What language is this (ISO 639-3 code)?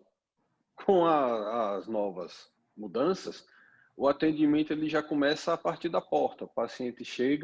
por